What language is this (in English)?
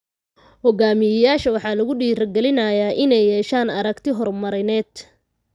Somali